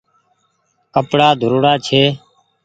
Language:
Goaria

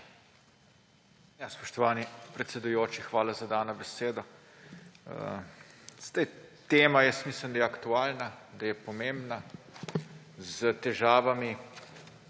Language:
Slovenian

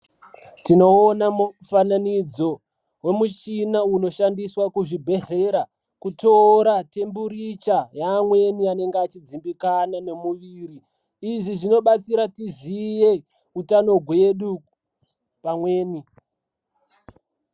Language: Ndau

